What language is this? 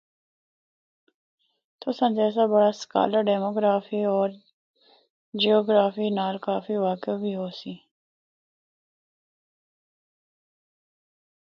Northern Hindko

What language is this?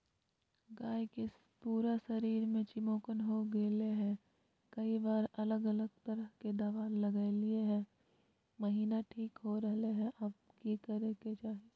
Magahi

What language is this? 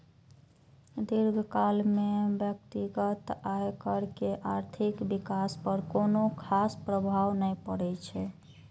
Maithili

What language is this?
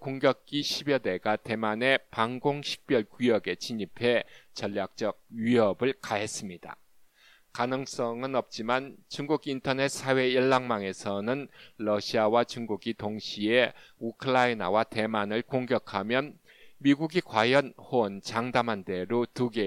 Korean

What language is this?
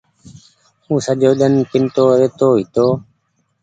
Goaria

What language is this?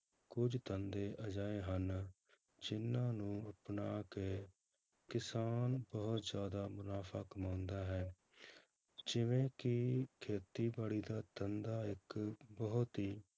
Punjabi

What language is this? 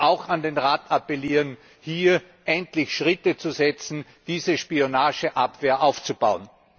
German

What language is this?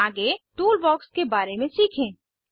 Hindi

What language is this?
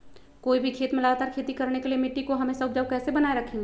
Magahi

